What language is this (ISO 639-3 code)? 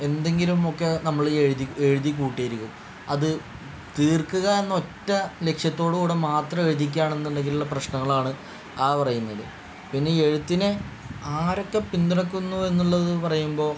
mal